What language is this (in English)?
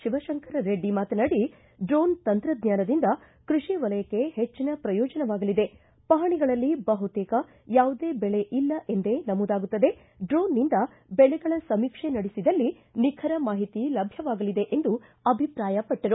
Kannada